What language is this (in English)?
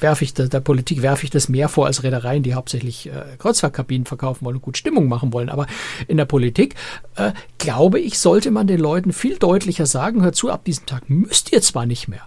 German